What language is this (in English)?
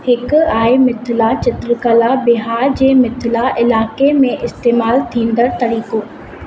Sindhi